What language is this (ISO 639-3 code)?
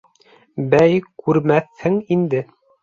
bak